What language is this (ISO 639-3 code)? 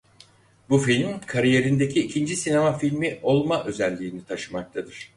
tur